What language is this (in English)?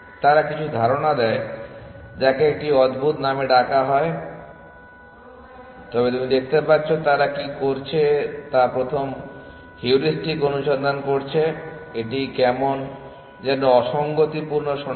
Bangla